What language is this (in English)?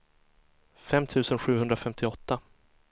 Swedish